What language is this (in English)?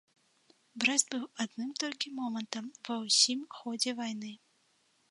Belarusian